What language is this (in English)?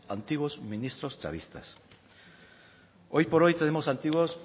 Spanish